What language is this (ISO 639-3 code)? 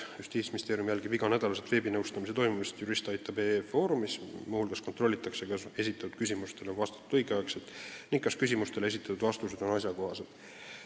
est